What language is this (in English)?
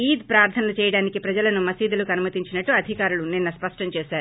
Telugu